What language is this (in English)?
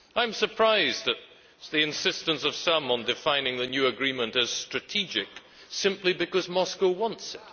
English